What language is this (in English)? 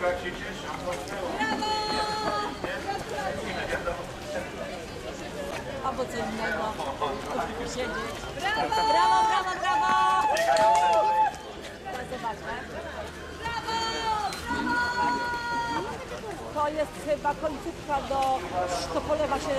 Polish